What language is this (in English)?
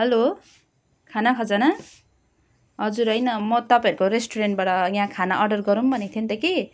Nepali